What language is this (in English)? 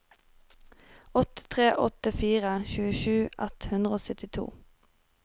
Norwegian